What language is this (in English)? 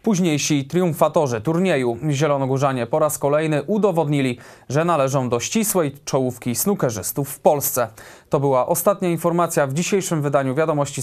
Polish